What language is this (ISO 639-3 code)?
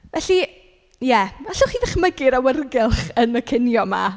cym